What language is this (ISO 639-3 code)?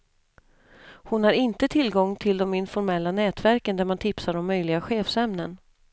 swe